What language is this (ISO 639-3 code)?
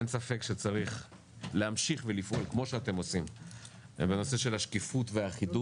heb